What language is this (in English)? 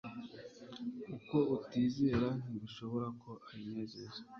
Kinyarwanda